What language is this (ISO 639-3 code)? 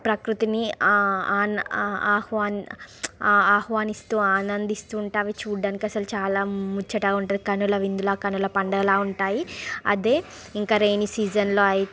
tel